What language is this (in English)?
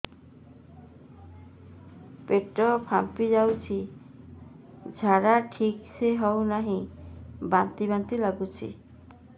Odia